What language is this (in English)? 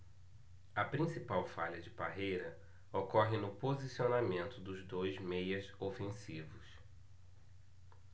Portuguese